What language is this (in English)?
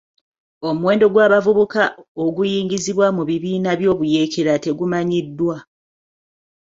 Ganda